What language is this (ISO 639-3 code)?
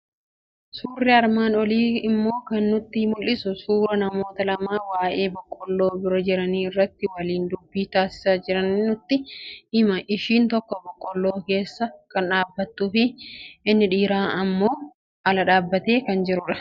orm